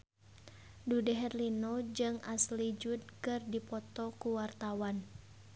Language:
Sundanese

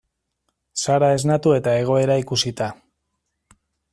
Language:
Basque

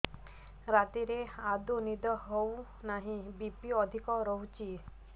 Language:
Odia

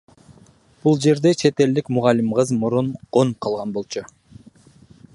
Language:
Kyrgyz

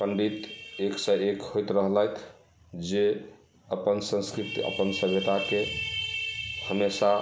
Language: Maithili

